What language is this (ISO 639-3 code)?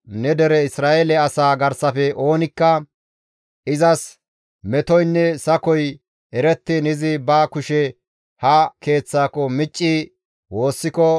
gmv